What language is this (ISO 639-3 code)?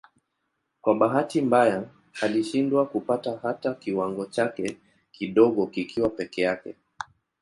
swa